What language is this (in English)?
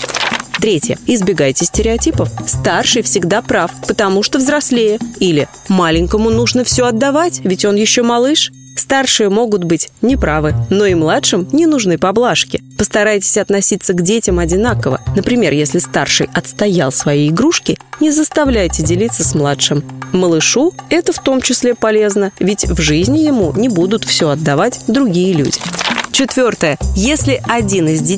Russian